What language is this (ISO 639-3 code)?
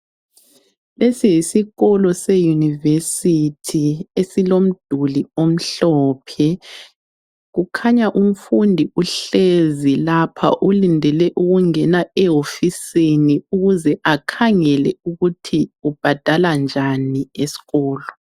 nde